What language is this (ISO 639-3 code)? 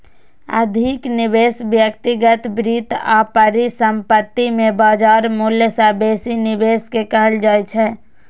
mai